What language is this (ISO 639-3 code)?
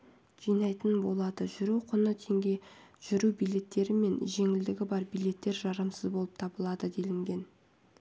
kaz